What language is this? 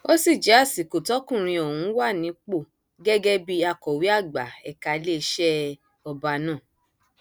Yoruba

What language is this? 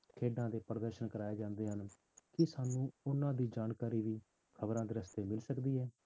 Punjabi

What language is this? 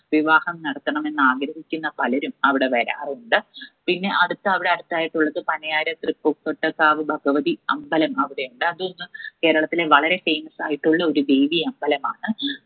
Malayalam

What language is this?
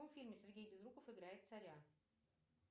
Russian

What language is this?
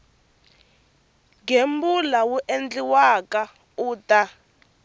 Tsonga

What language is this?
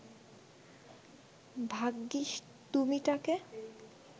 Bangla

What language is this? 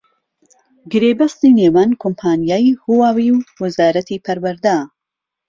Central Kurdish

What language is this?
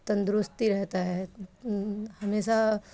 Urdu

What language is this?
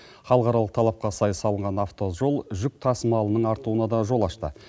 Kazakh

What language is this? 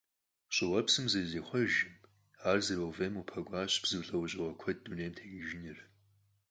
Kabardian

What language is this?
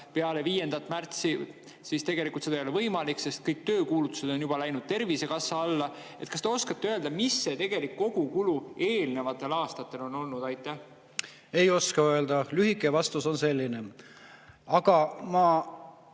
Estonian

